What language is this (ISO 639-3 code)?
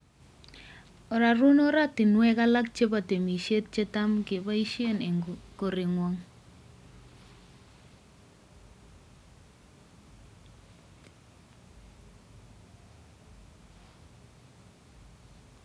kln